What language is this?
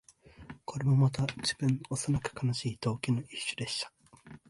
Japanese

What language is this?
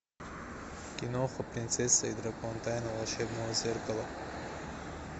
Russian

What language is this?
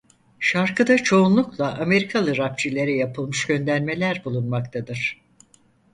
Turkish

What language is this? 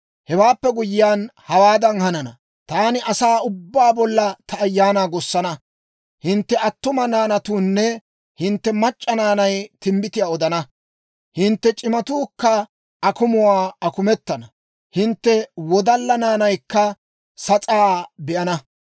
Dawro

